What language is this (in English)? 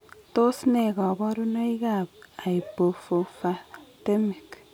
Kalenjin